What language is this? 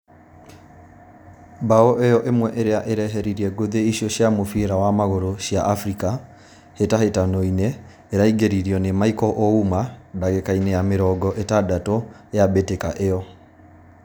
Kikuyu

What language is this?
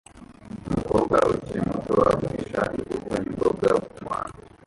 Kinyarwanda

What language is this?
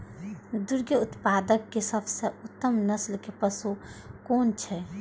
Maithili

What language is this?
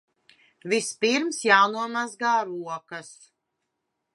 Latvian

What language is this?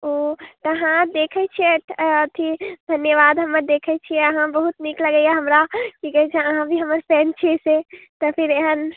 Maithili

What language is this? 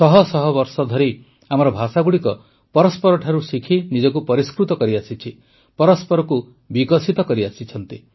Odia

